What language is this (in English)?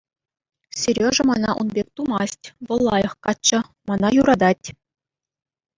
Chuvash